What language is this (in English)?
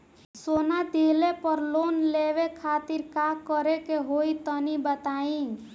Bhojpuri